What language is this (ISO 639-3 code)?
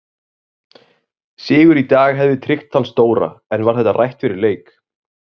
isl